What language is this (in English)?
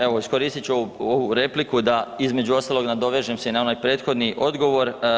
Croatian